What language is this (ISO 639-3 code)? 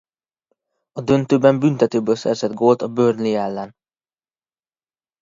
hun